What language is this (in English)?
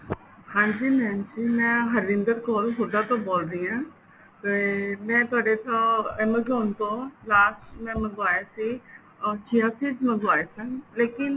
Punjabi